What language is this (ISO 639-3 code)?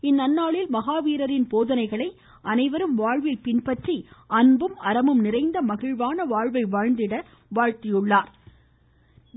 tam